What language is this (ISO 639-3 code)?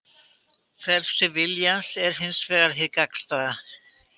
isl